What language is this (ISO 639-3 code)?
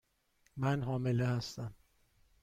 fas